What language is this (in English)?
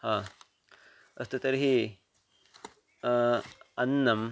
Sanskrit